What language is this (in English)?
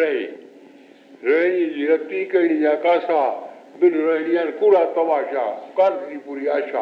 Hindi